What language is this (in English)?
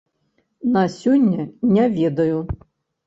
Belarusian